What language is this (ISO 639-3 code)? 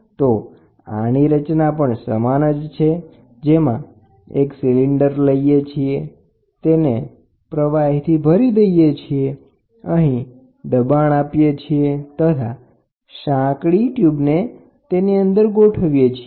guj